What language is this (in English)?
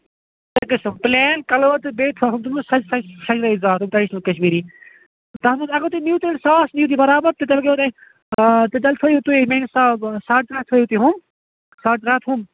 Kashmiri